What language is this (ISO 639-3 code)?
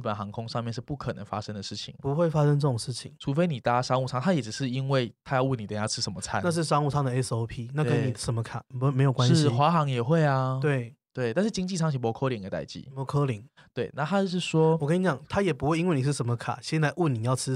zho